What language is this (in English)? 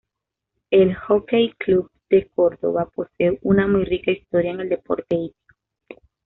Spanish